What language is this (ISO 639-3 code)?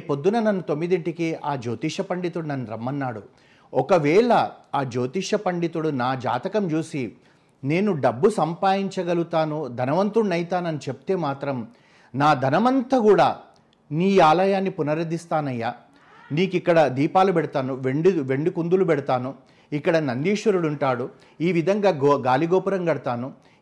tel